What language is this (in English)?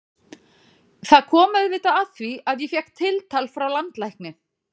Icelandic